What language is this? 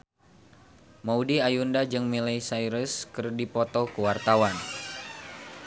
Sundanese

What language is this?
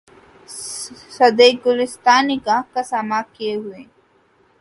Urdu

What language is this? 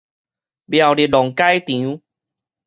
Min Nan Chinese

